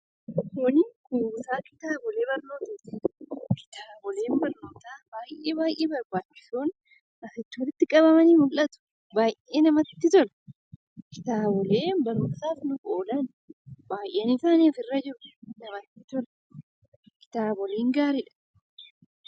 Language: Oromo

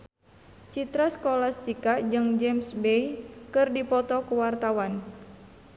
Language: Sundanese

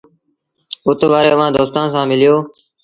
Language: Sindhi Bhil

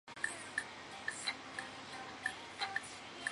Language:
Chinese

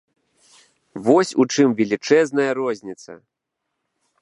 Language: Belarusian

